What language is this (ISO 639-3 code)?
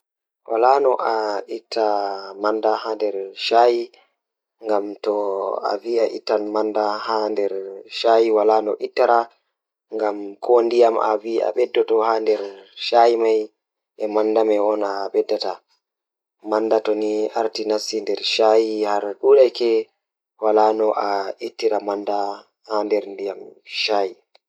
ful